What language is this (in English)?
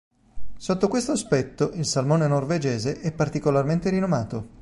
Italian